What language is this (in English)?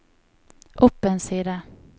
Norwegian